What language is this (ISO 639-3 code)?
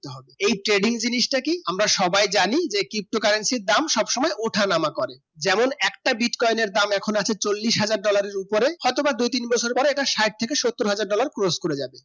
ben